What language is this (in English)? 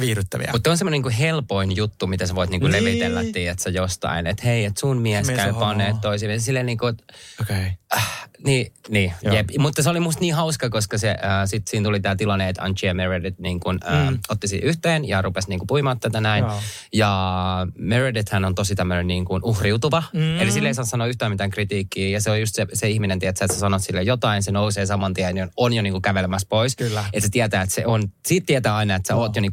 Finnish